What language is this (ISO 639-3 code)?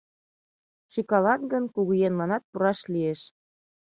chm